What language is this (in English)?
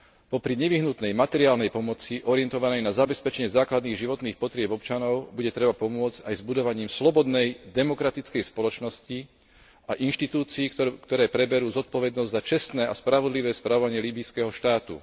Slovak